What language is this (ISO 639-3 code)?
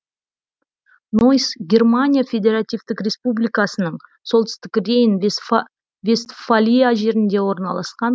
kaz